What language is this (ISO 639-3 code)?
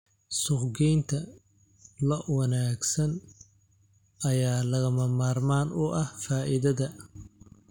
som